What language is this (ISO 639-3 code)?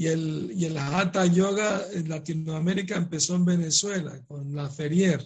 spa